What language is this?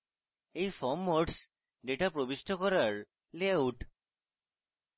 Bangla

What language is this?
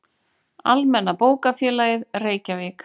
Icelandic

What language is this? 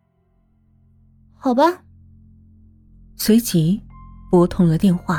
Chinese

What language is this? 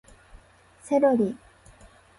Japanese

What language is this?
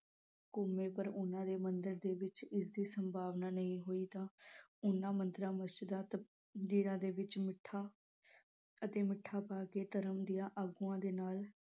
Punjabi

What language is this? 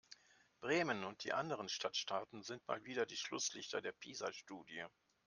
German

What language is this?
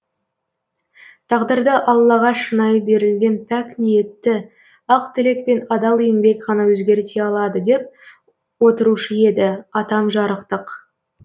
Kazakh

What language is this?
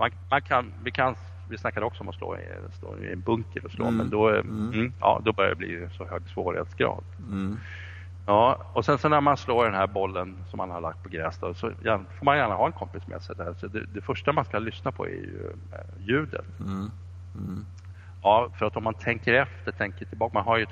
Swedish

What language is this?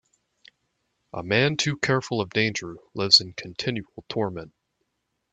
English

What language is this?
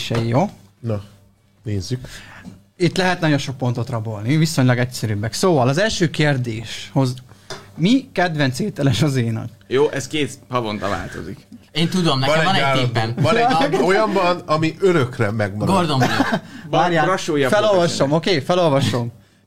Hungarian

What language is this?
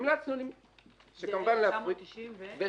Hebrew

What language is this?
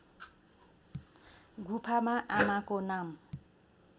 Nepali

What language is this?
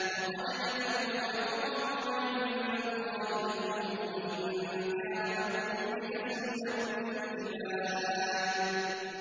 Arabic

